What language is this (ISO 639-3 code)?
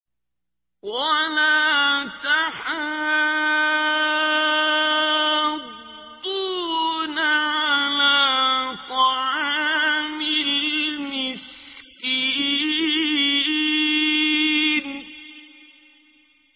ara